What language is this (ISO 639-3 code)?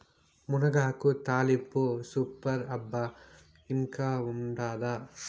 tel